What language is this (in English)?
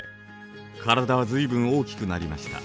Japanese